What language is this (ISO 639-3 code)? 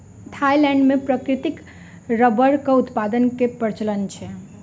mai